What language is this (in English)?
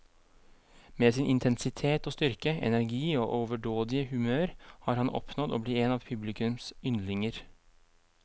Norwegian